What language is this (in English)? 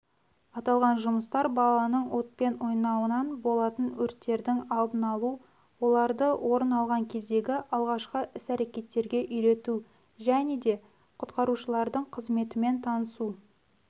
Kazakh